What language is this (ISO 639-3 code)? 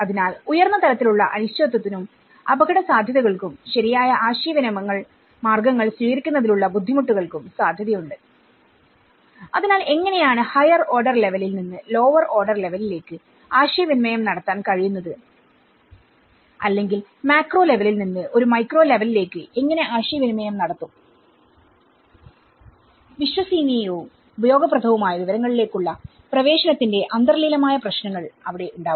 mal